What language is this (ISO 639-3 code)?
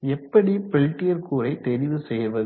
tam